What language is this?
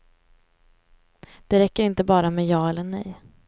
Swedish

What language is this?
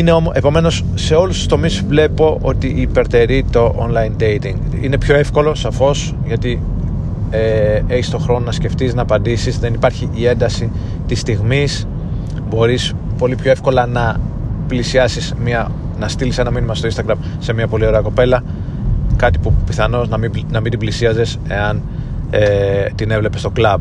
Greek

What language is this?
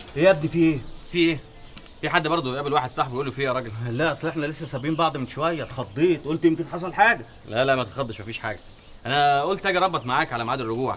Arabic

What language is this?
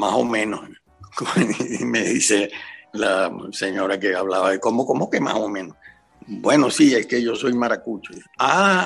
Spanish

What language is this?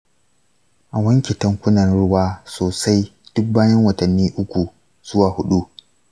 Hausa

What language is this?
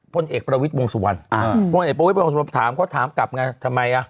Thai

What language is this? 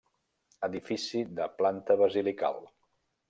Catalan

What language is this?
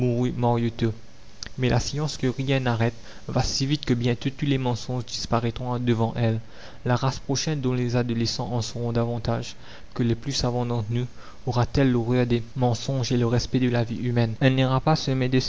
French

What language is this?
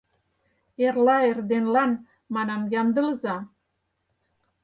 Mari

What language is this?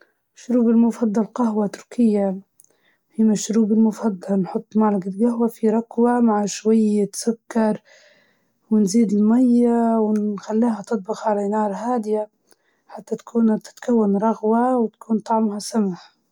Libyan Arabic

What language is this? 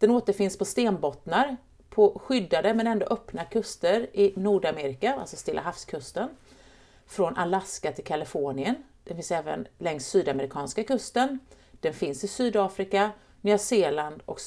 Swedish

